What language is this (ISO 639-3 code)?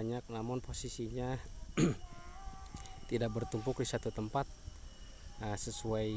ind